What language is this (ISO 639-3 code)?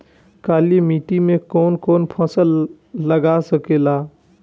bho